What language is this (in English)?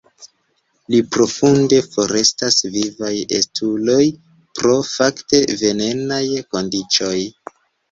Esperanto